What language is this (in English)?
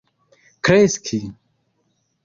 Esperanto